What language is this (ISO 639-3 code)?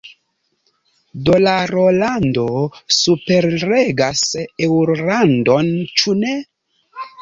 epo